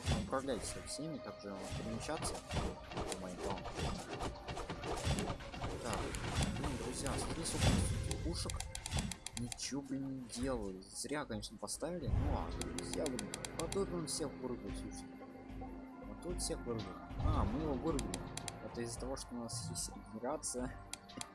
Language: Russian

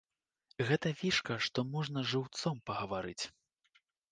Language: Belarusian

